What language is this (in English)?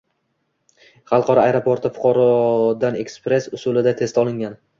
Uzbek